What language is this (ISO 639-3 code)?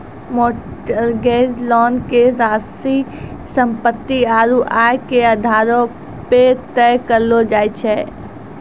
mai